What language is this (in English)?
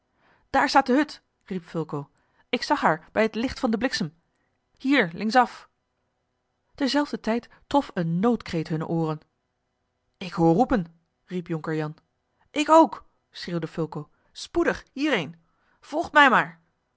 Dutch